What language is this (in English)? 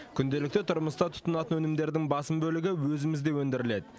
Kazakh